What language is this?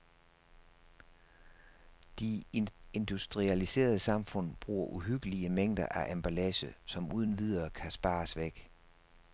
Danish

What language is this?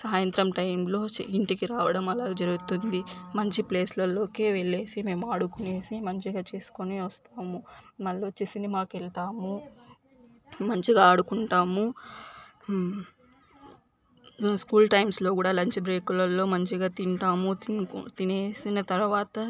Telugu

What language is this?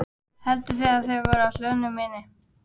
Icelandic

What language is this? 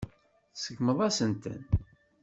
Kabyle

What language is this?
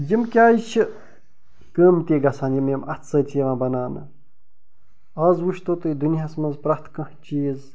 Kashmiri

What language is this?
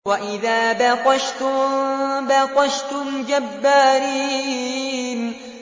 Arabic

